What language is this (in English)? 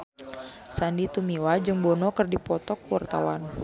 Sundanese